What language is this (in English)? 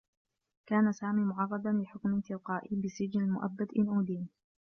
Arabic